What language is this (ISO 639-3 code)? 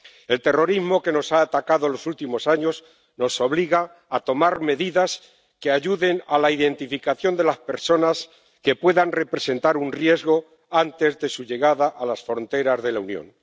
spa